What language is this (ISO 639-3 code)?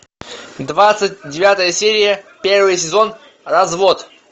rus